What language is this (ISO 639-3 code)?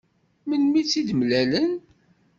kab